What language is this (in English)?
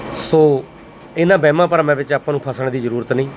Punjabi